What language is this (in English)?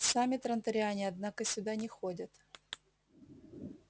Russian